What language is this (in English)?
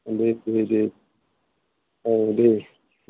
Bodo